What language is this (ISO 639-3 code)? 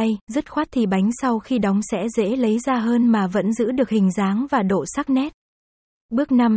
vie